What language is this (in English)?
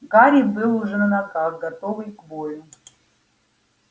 Russian